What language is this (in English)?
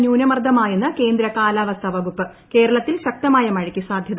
Malayalam